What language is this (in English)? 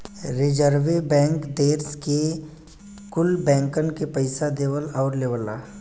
Bhojpuri